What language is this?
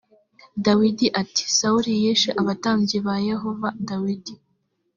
Kinyarwanda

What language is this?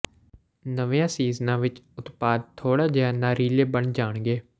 Punjabi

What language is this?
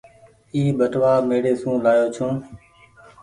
Goaria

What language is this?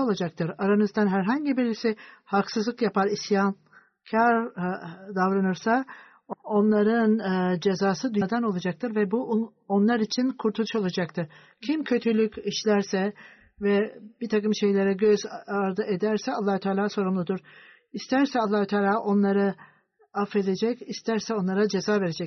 Turkish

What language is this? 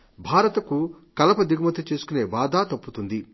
Telugu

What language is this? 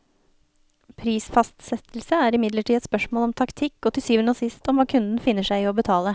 Norwegian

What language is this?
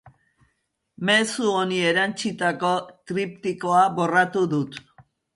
Basque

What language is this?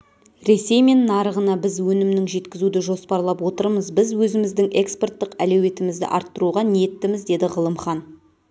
Kazakh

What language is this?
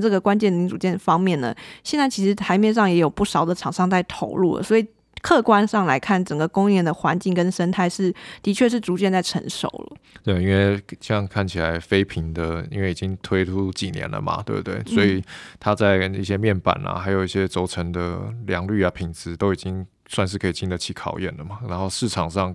Chinese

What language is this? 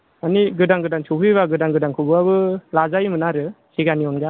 Bodo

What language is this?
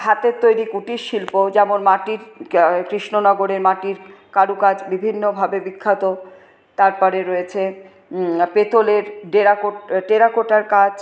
Bangla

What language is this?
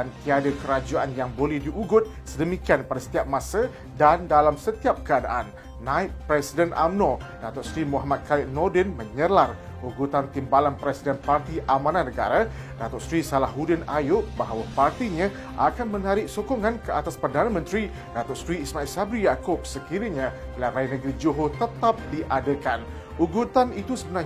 Malay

